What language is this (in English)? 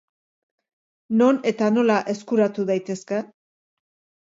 Basque